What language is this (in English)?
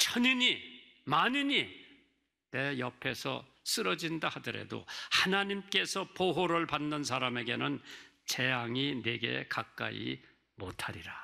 Korean